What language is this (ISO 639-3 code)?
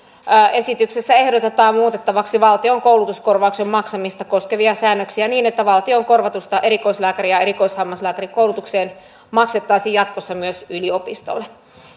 fin